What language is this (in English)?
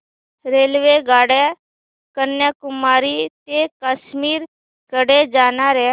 Marathi